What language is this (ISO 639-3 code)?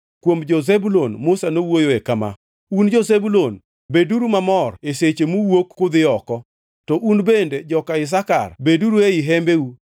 luo